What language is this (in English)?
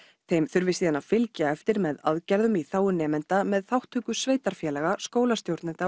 Icelandic